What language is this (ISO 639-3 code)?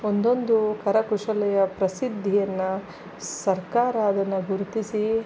kan